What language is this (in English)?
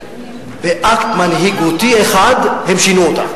Hebrew